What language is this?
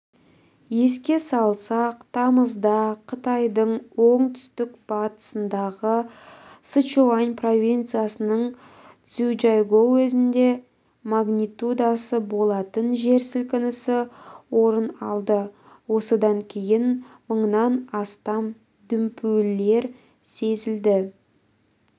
Kazakh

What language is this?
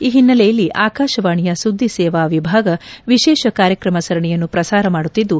Kannada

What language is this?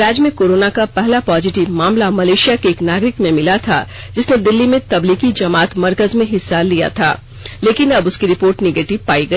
Hindi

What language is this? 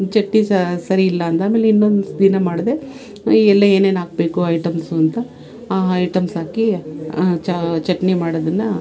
Kannada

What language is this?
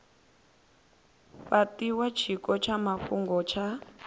Venda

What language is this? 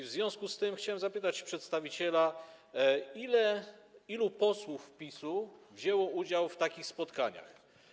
Polish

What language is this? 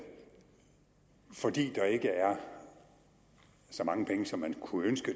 Danish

